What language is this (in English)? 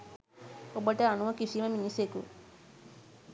Sinhala